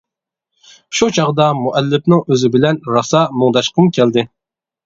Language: Uyghur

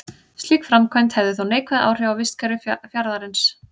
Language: Icelandic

